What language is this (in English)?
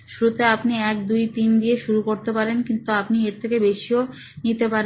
Bangla